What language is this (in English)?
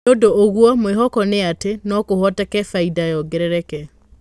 Kikuyu